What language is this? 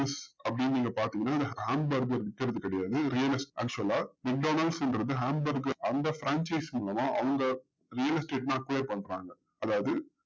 Tamil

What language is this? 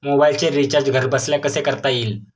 Marathi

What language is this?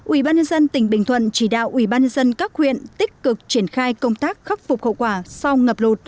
Vietnamese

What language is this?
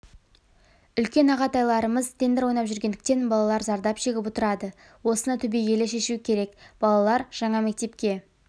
Kazakh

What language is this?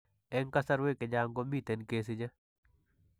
Kalenjin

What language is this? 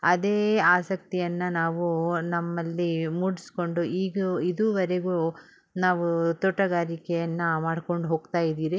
Kannada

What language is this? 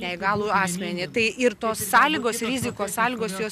Lithuanian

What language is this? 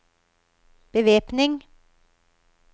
Norwegian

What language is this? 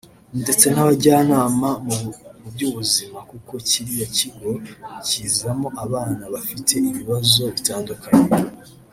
Kinyarwanda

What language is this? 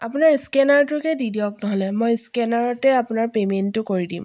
Assamese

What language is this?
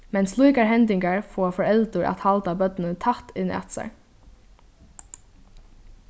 Faroese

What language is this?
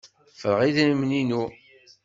Kabyle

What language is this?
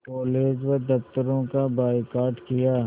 Hindi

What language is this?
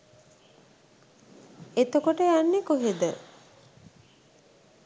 Sinhala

